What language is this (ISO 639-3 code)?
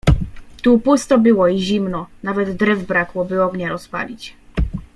pol